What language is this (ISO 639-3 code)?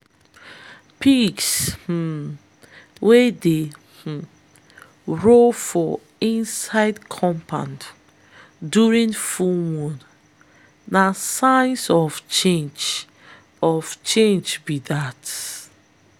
pcm